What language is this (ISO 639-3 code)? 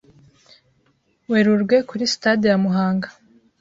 kin